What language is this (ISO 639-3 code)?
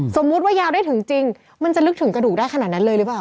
tha